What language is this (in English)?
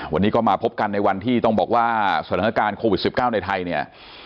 Thai